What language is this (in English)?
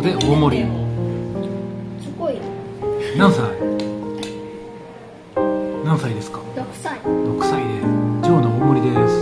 Japanese